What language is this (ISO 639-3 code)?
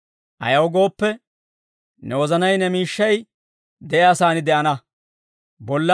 dwr